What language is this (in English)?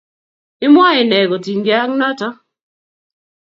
Kalenjin